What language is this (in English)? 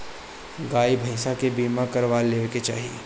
Bhojpuri